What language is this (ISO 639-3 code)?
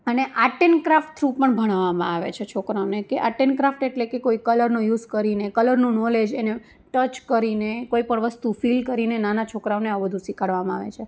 guj